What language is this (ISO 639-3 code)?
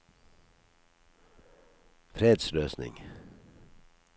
nor